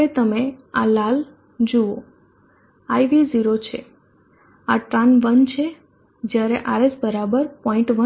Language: Gujarati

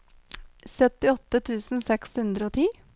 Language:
Norwegian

